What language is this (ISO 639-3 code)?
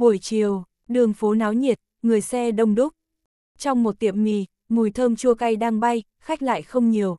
vie